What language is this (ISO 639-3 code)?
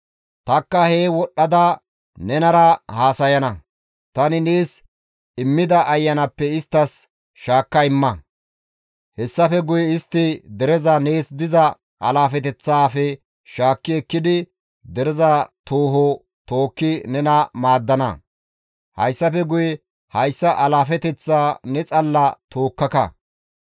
gmv